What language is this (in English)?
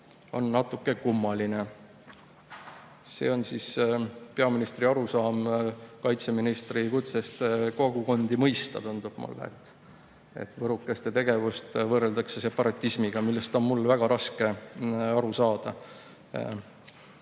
Estonian